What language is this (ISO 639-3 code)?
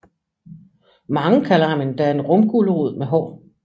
dan